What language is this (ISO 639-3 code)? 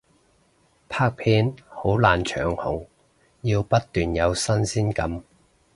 yue